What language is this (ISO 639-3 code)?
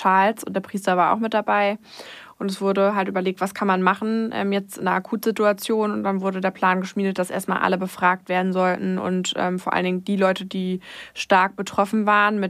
deu